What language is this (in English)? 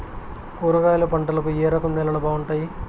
Telugu